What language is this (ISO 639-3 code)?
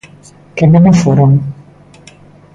glg